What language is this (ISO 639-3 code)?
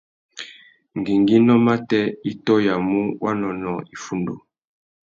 bag